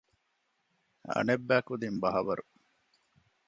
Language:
Divehi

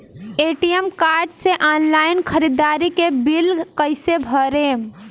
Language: Bhojpuri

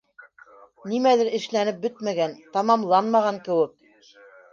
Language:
Bashkir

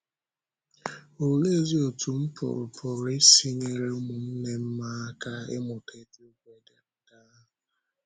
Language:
Igbo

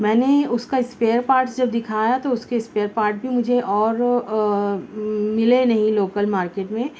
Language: Urdu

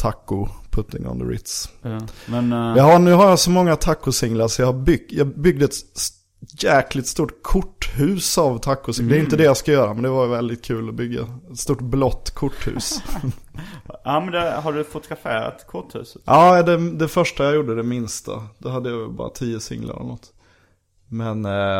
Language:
Swedish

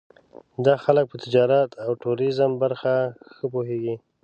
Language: Pashto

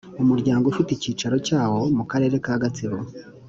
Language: Kinyarwanda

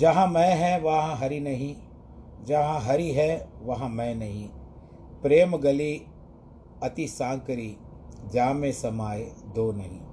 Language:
Hindi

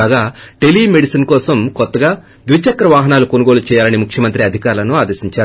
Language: Telugu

